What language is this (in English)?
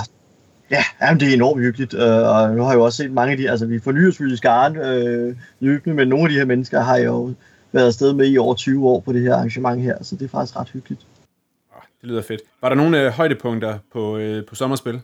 Danish